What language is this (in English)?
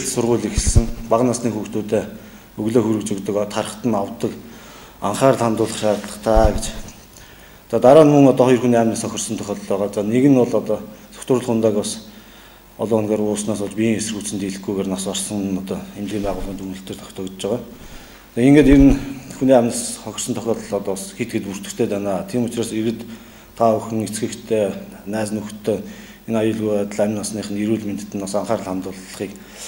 Turkish